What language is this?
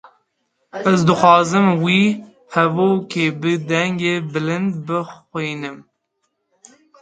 Kurdish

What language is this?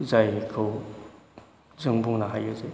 Bodo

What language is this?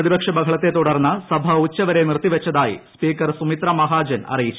Malayalam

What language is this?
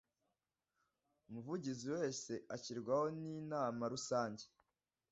Kinyarwanda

